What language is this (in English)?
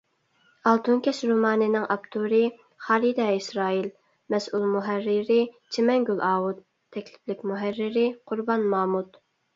Uyghur